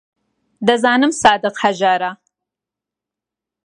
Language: Central Kurdish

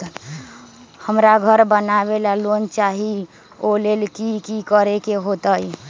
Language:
Magahi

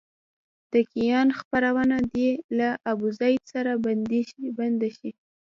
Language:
Pashto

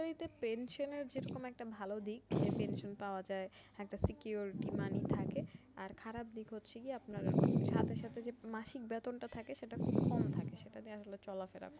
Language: Bangla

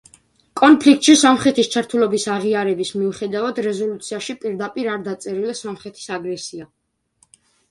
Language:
Georgian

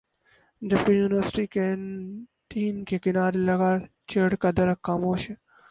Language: Urdu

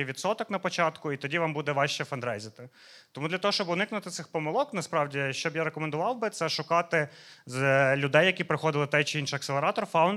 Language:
Ukrainian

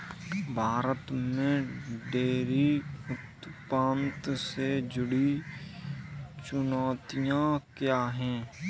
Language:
Hindi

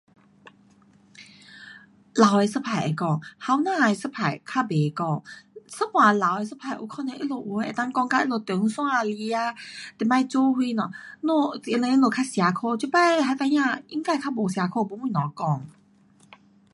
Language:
Pu-Xian Chinese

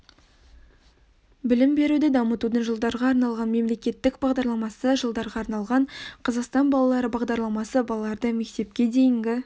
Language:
Kazakh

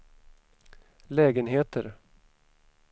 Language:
Swedish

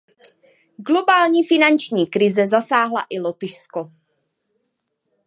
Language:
Czech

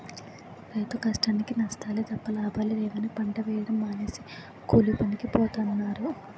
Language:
Telugu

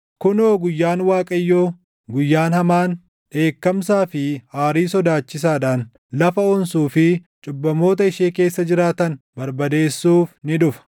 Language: Oromo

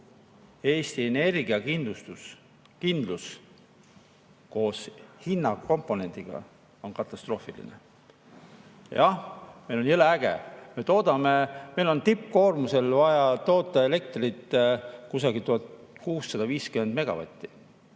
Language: Estonian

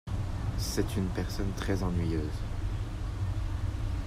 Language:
French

